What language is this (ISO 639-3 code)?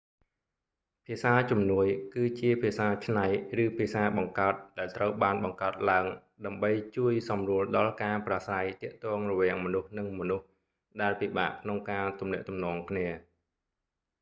khm